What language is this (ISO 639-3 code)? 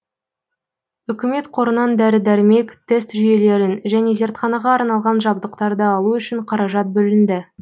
kaz